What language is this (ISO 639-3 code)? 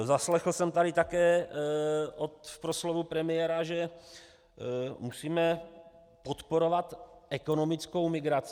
ces